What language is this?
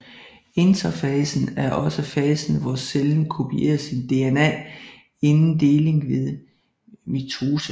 Danish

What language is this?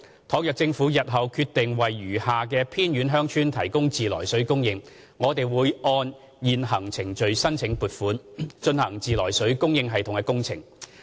Cantonese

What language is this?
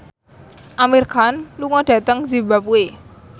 Javanese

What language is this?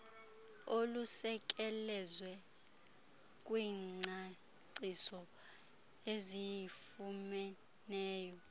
Xhosa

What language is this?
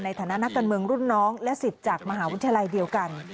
Thai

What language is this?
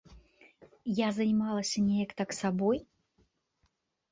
Belarusian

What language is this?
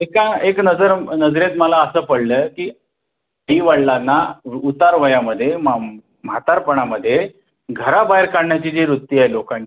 Marathi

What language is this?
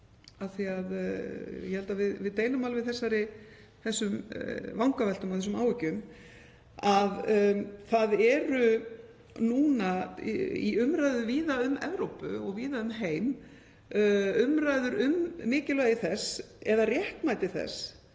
Icelandic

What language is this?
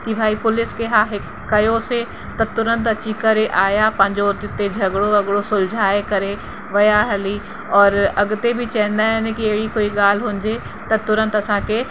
Sindhi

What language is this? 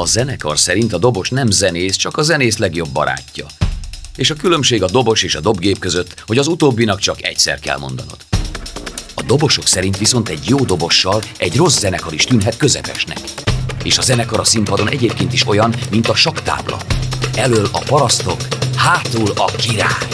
Hungarian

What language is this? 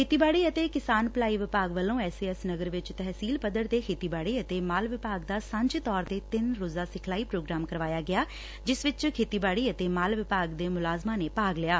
Punjabi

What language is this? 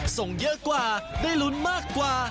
Thai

